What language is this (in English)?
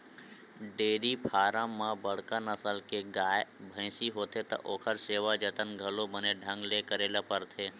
Chhattisgarhi